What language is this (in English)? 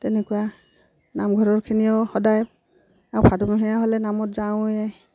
Assamese